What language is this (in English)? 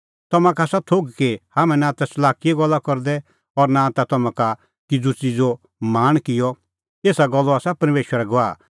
Kullu Pahari